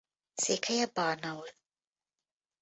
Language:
Hungarian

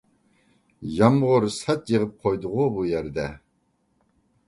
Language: Uyghur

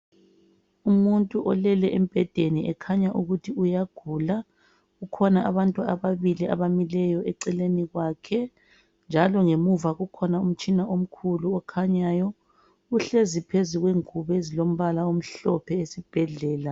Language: North Ndebele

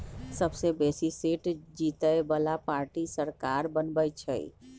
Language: Magahi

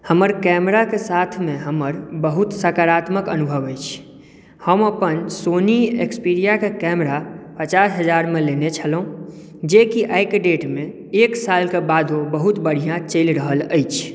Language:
Maithili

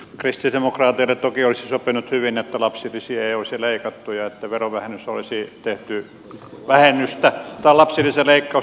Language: Finnish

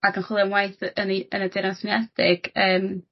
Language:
Welsh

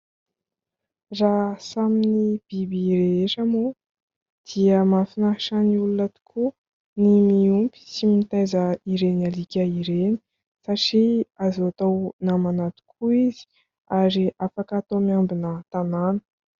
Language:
Malagasy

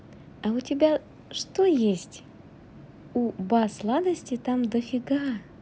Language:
Russian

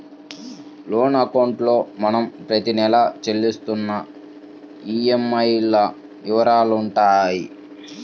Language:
Telugu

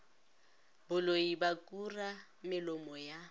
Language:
Northern Sotho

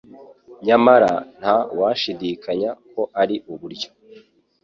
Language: Kinyarwanda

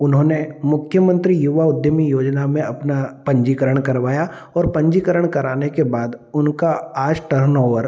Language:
Hindi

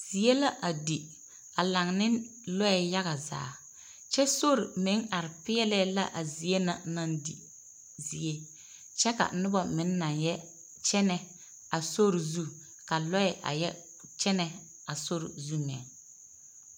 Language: Southern Dagaare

